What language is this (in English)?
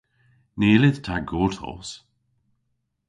Cornish